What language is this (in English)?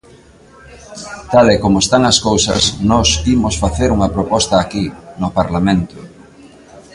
Galician